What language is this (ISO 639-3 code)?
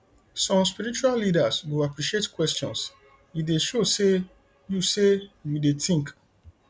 pcm